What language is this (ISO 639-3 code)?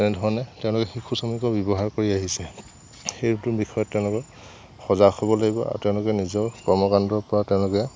asm